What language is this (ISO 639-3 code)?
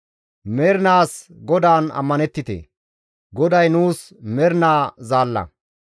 gmv